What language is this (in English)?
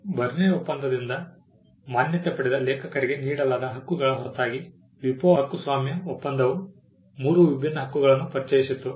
Kannada